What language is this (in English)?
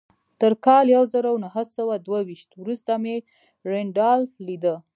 Pashto